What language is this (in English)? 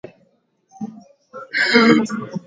Swahili